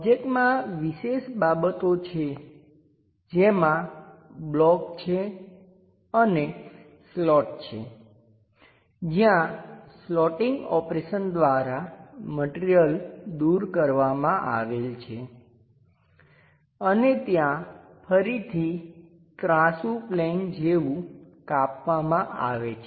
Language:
Gujarati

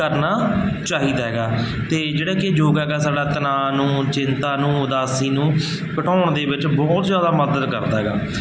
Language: Punjabi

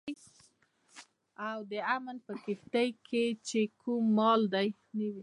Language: Pashto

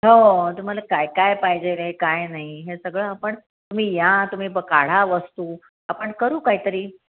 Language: Marathi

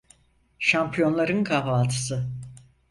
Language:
Turkish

